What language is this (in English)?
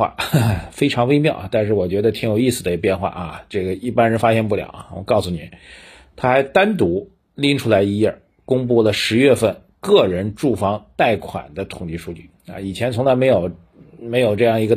Chinese